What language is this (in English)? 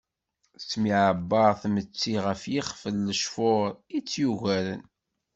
Kabyle